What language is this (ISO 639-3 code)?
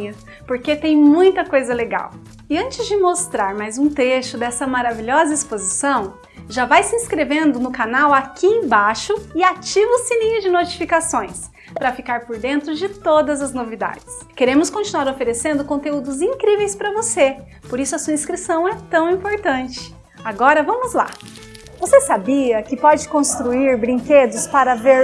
por